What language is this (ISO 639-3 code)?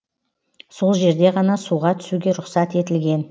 kaz